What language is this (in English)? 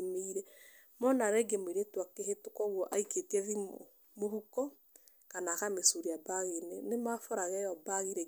Kikuyu